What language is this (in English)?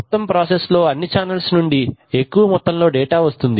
Telugu